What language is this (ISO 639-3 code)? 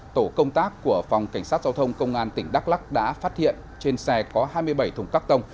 vie